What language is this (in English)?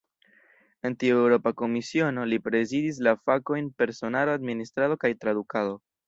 Esperanto